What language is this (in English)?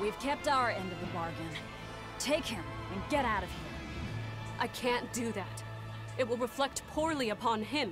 English